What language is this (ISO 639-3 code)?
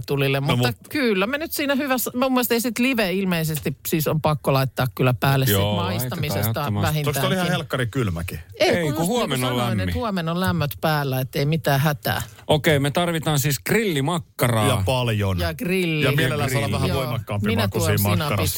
fin